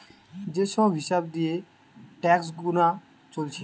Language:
Bangla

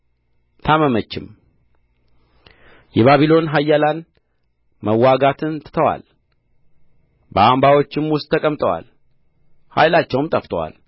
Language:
Amharic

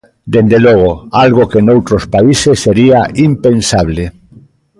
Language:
Galician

